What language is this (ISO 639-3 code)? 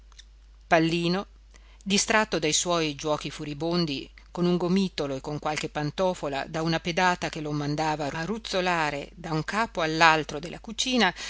ita